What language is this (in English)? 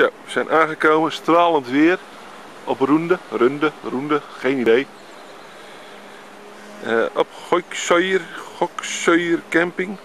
Dutch